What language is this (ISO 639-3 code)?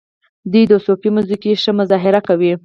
pus